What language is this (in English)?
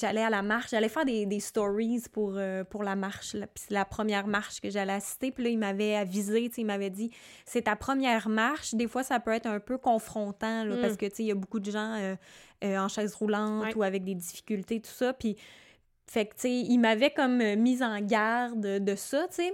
French